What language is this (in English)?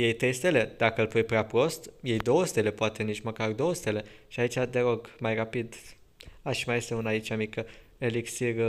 Romanian